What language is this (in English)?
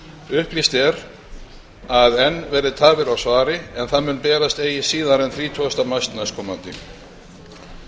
Icelandic